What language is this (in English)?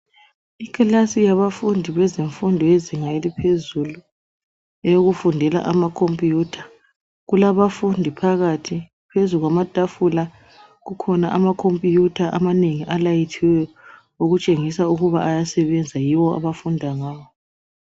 North Ndebele